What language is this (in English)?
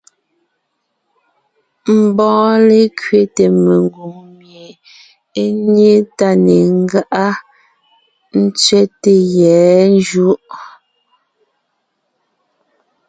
Ngiemboon